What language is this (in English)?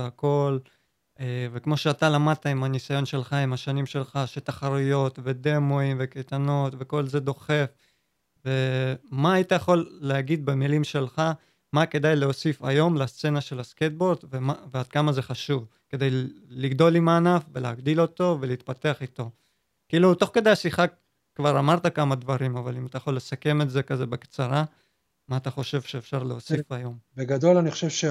Hebrew